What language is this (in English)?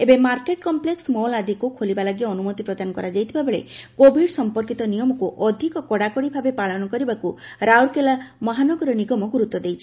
Odia